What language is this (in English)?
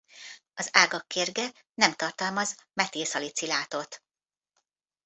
Hungarian